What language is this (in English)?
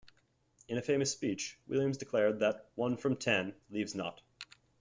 English